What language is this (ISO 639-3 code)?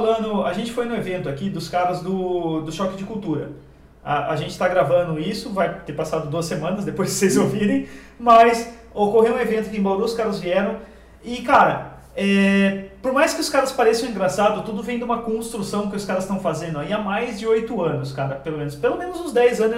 por